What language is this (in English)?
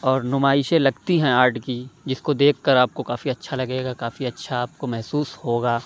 Urdu